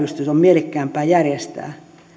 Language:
Finnish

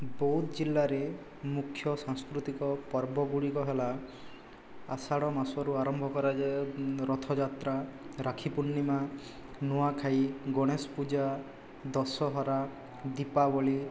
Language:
Odia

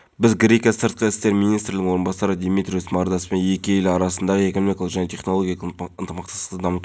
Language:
Kazakh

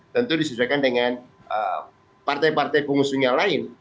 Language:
Indonesian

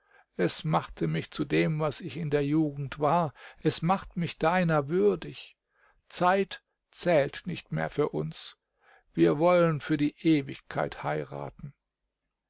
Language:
German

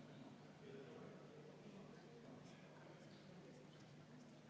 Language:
Estonian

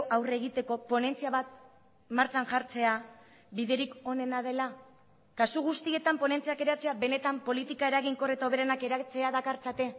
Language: Basque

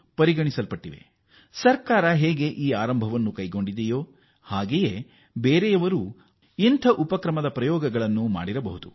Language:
Kannada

